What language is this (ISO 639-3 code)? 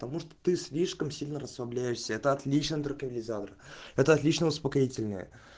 rus